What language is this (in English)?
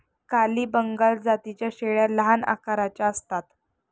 Marathi